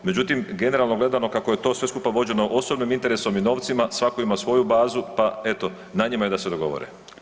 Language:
Croatian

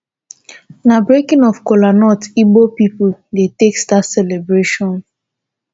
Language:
Nigerian Pidgin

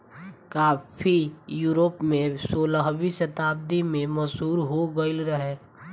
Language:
Bhojpuri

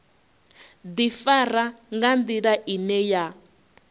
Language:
Venda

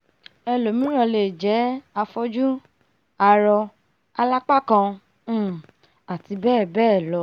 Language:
Yoruba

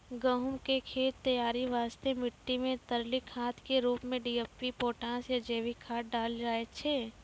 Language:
Maithili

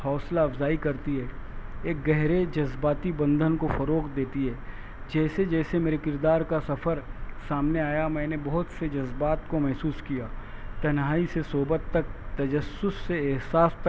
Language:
Urdu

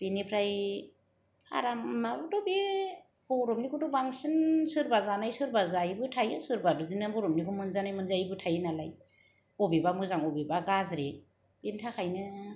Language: Bodo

